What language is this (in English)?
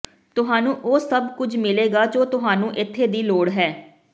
Punjabi